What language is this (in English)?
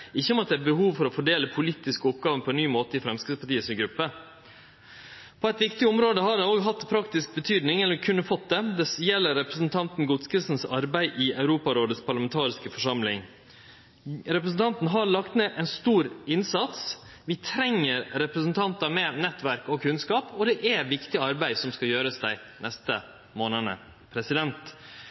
Norwegian Nynorsk